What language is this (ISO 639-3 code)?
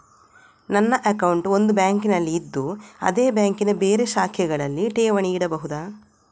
kan